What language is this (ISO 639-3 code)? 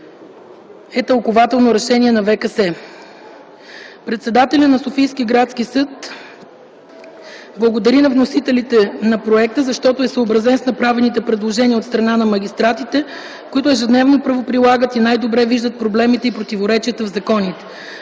bul